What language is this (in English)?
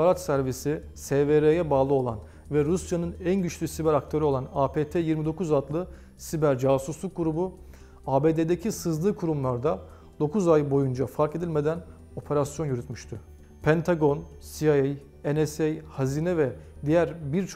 Turkish